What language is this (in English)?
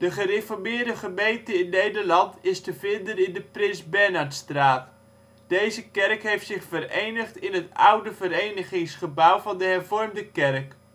Dutch